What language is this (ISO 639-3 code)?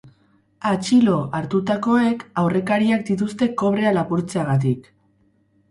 eus